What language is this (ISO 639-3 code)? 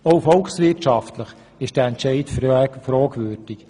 gsw